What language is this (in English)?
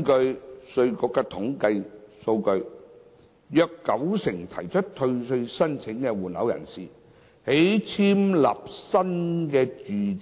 Cantonese